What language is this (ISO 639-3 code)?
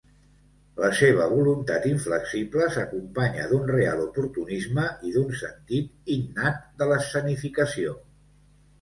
cat